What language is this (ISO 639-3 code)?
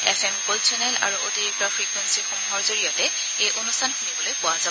asm